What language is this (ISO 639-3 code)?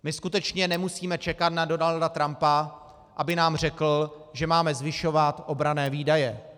ces